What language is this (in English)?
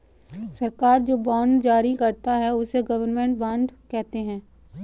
Hindi